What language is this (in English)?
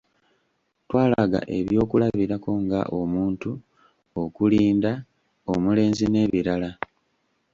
Ganda